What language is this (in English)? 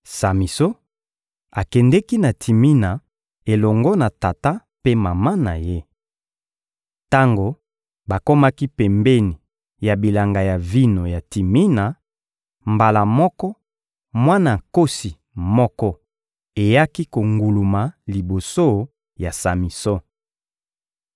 Lingala